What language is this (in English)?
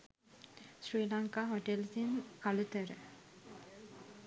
Sinhala